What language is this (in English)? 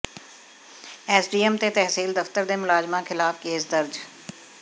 Punjabi